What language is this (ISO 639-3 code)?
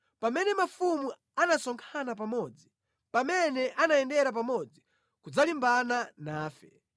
nya